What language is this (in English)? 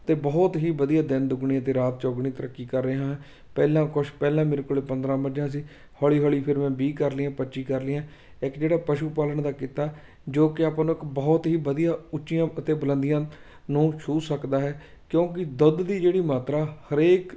Punjabi